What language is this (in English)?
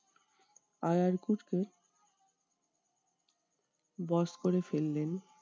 Bangla